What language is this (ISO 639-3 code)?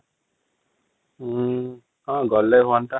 ori